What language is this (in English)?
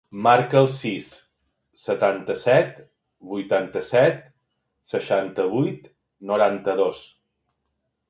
Catalan